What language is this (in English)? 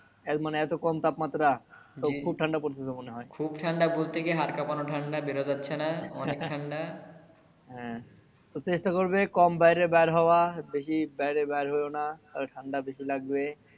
Bangla